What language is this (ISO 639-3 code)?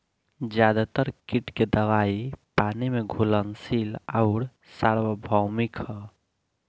bho